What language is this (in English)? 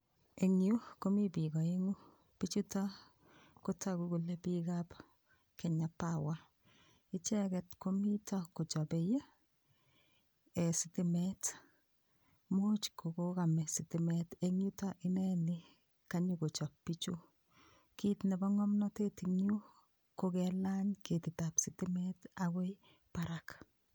Kalenjin